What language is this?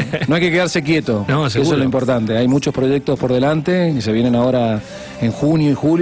Spanish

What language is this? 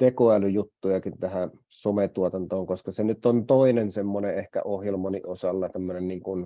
Finnish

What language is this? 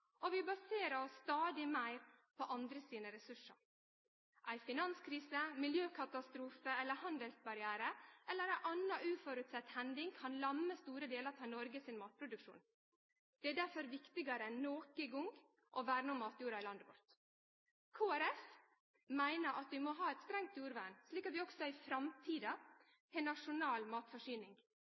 Norwegian Nynorsk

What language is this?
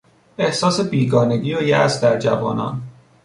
Persian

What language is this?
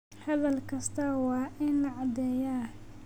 Somali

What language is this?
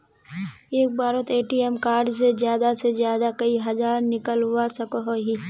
Magahi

